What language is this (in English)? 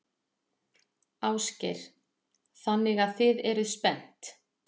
Icelandic